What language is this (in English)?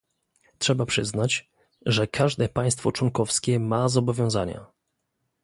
Polish